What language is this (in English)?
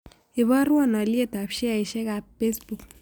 Kalenjin